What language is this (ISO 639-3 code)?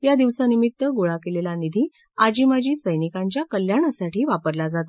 mar